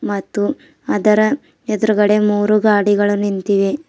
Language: Kannada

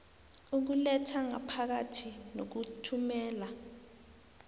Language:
South Ndebele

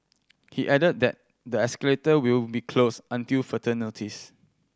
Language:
English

